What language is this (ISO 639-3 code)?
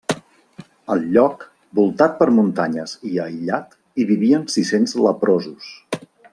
cat